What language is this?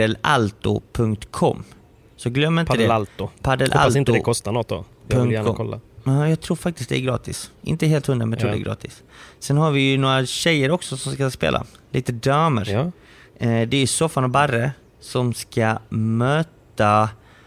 Swedish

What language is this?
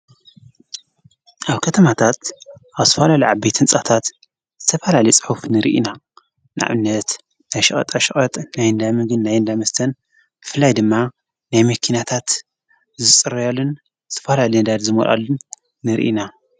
Tigrinya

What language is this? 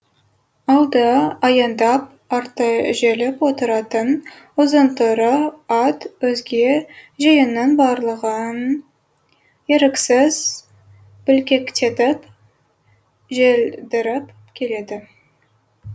Kazakh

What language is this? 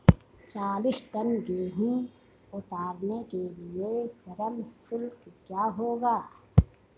Hindi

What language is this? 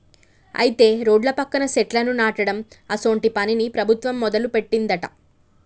Telugu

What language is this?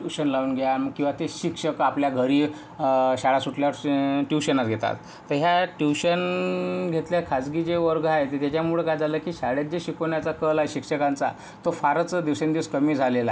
Marathi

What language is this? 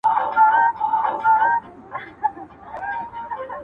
Pashto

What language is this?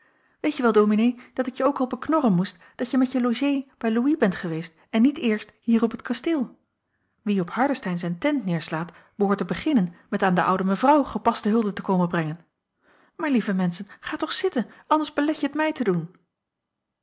Dutch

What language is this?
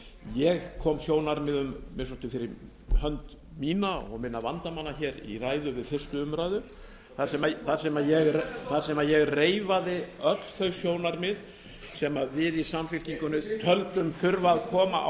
Icelandic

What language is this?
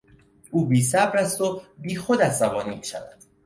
Persian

